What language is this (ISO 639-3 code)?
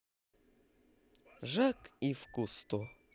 rus